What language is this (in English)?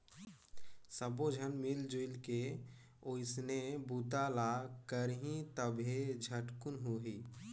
Chhattisgarhi